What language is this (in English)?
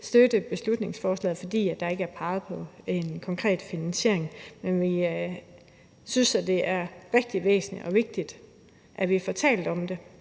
Danish